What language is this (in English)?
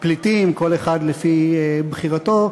Hebrew